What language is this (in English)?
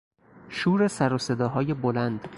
Persian